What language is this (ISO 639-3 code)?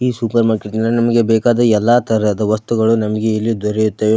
kan